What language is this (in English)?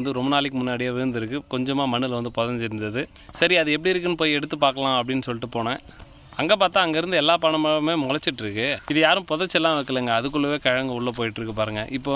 Thai